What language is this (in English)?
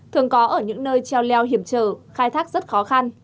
Vietnamese